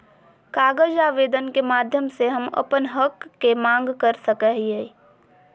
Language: Magahi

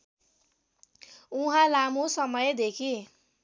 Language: Nepali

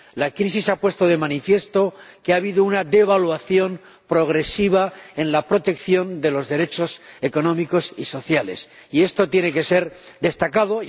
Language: Spanish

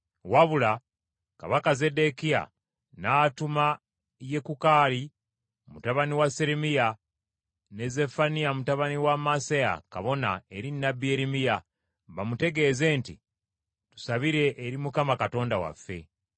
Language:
Ganda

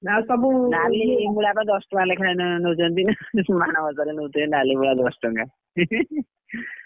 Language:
Odia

